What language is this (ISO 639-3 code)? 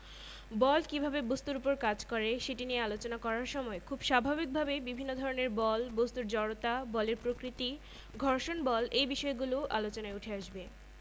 ben